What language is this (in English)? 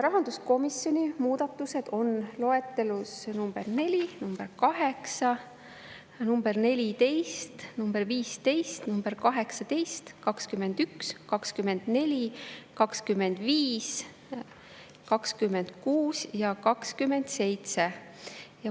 Estonian